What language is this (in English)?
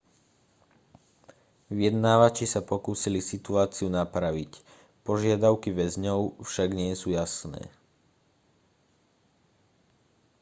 Slovak